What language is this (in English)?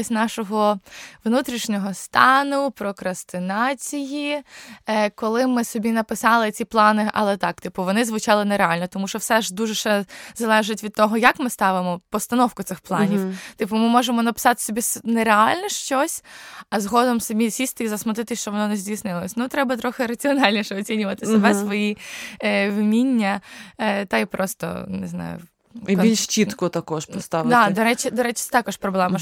Ukrainian